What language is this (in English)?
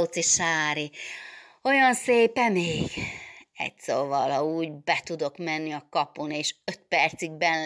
Hungarian